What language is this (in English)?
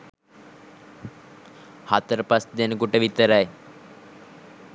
Sinhala